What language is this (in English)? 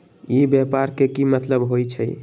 Magahi